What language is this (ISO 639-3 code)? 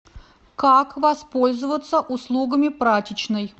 rus